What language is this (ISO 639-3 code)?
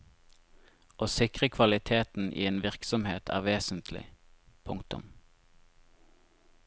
nor